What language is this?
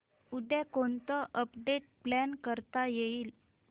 Marathi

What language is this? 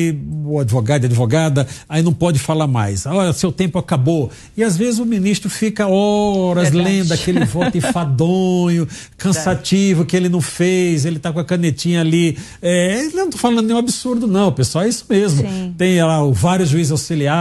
Portuguese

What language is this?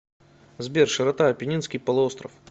Russian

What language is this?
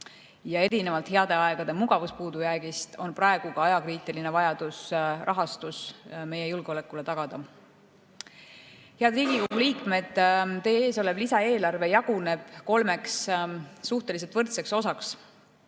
Estonian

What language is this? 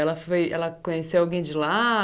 Portuguese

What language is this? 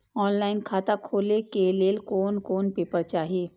Maithili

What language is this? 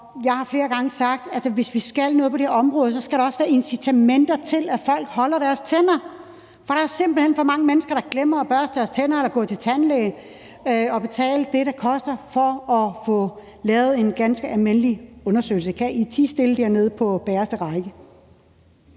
Danish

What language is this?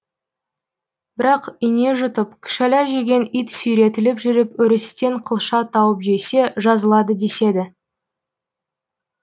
Kazakh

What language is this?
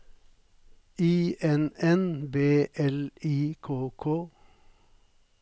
Norwegian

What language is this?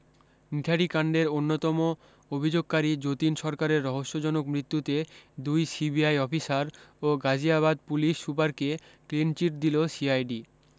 Bangla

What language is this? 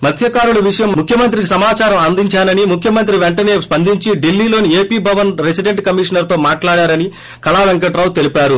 Telugu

